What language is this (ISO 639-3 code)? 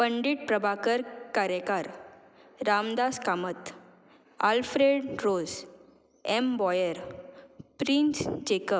kok